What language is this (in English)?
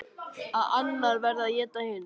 Icelandic